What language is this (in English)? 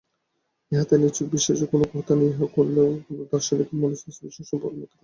Bangla